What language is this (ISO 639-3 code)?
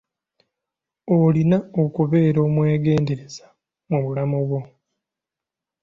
lug